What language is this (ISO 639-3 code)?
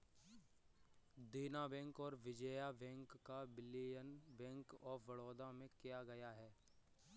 hin